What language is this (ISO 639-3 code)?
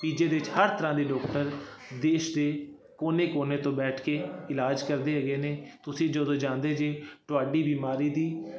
pan